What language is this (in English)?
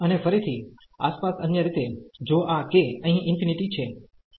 Gujarati